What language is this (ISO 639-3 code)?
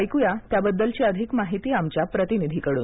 mar